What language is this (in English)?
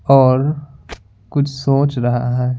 Hindi